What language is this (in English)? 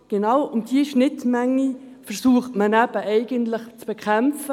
Swiss German